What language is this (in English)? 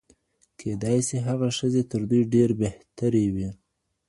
Pashto